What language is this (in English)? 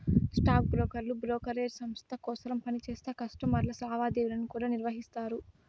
Telugu